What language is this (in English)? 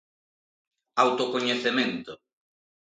Galician